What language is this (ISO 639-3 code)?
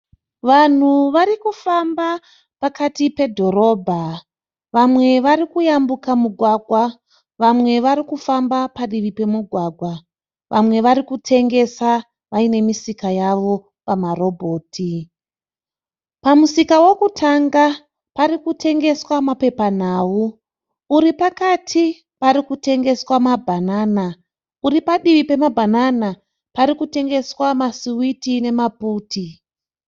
sna